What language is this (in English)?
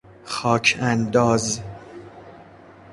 Persian